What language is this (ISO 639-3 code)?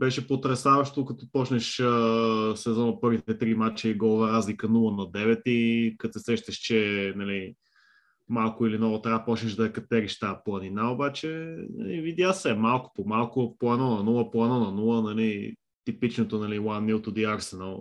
bul